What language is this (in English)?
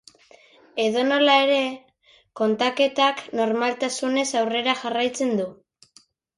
Basque